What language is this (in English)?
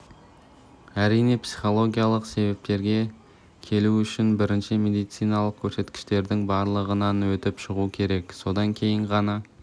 Kazakh